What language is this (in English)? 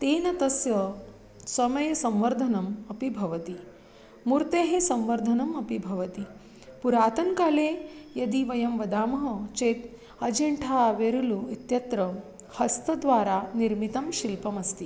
Sanskrit